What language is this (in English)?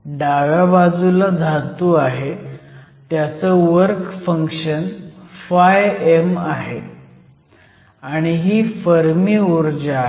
Marathi